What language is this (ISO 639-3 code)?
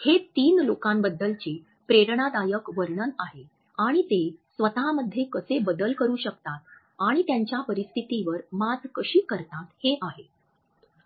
mar